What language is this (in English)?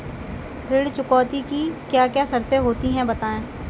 Hindi